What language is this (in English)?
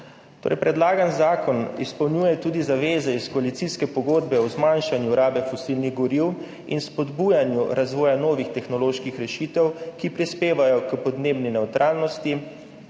Slovenian